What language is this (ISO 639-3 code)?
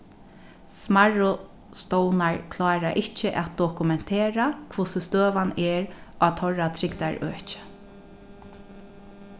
fao